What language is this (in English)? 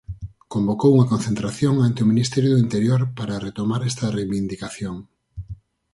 Galician